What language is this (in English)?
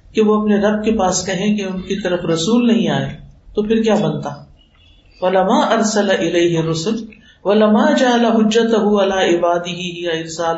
Urdu